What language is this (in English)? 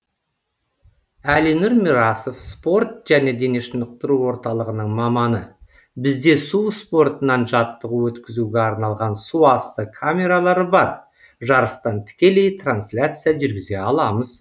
Kazakh